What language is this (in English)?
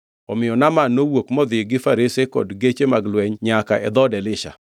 Luo (Kenya and Tanzania)